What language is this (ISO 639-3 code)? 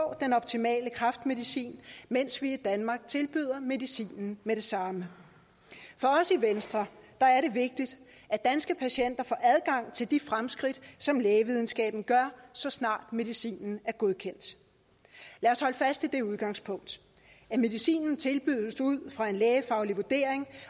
dan